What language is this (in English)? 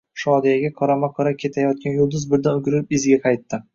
Uzbek